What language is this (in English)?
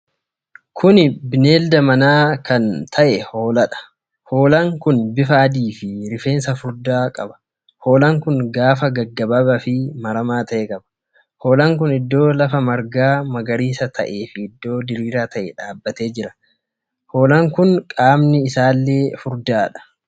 Oromo